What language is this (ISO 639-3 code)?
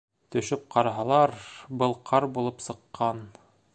bak